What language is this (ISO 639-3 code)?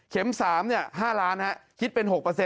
tha